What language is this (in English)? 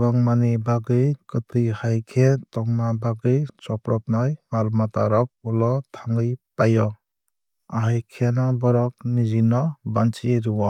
Kok Borok